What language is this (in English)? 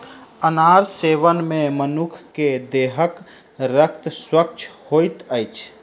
Maithili